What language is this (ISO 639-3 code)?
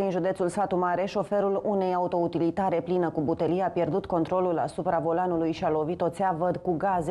ron